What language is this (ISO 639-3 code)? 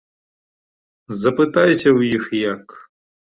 bel